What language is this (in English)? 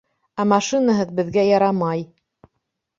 Bashkir